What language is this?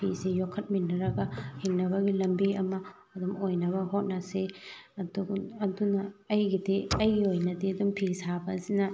Manipuri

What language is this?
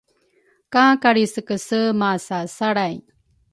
Rukai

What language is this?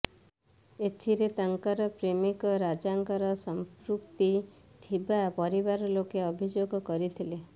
Odia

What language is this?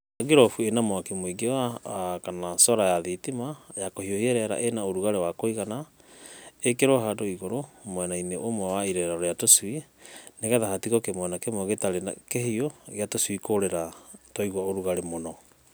Kikuyu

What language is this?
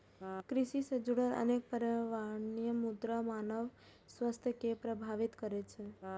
Maithili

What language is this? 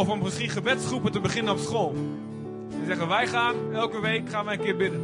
Dutch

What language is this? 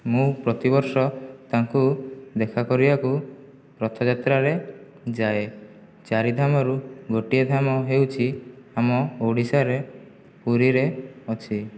Odia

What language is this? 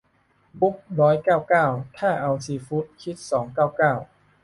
Thai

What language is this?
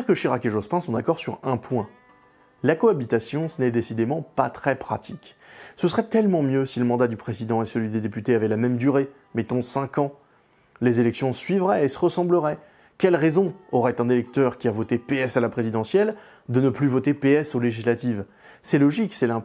French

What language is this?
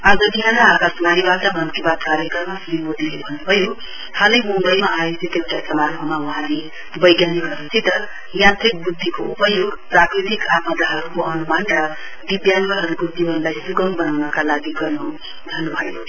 Nepali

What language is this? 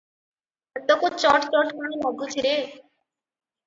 Odia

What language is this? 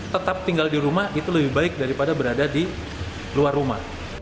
Indonesian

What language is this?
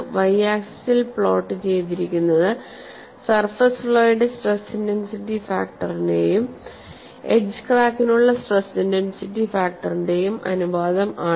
Malayalam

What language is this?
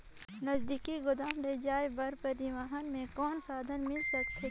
Chhattisgarhi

